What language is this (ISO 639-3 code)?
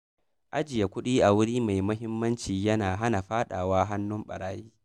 hau